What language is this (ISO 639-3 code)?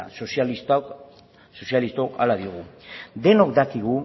eus